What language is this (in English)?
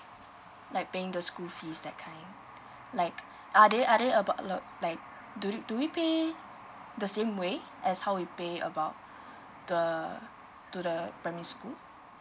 English